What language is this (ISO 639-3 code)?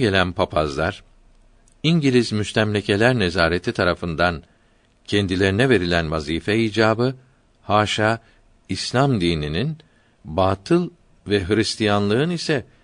tur